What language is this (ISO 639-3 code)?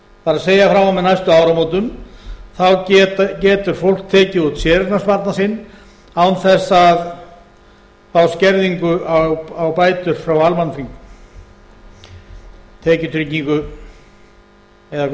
isl